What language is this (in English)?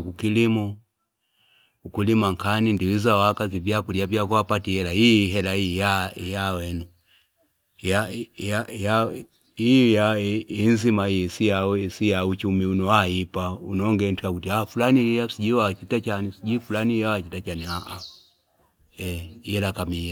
Fipa